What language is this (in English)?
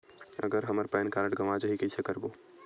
Chhattisgarhi